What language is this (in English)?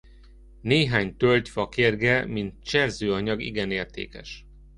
Hungarian